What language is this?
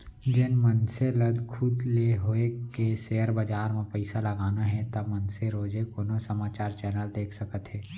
Chhattisgarhi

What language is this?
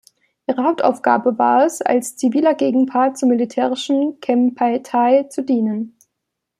German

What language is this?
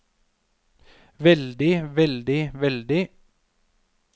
Norwegian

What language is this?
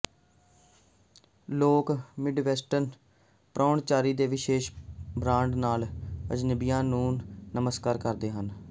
Punjabi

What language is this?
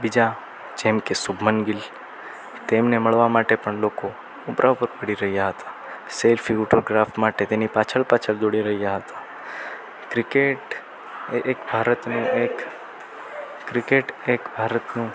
Gujarati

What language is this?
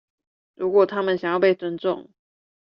Chinese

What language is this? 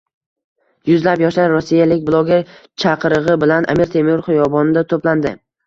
Uzbek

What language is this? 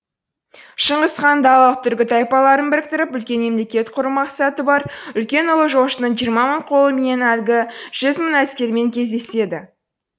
Kazakh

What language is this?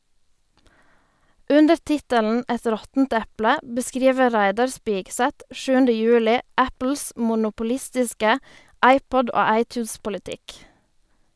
Norwegian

